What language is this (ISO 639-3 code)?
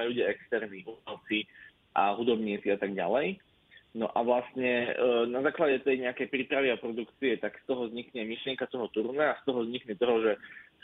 slk